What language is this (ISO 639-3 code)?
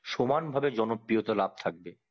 ben